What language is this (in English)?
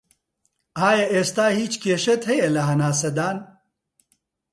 Central Kurdish